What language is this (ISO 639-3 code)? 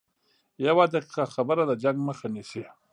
pus